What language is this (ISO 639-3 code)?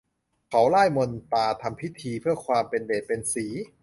tha